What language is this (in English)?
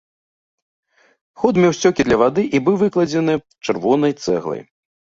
Belarusian